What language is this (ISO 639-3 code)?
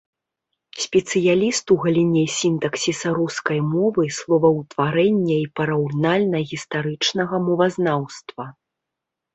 bel